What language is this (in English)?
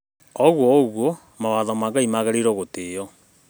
Kikuyu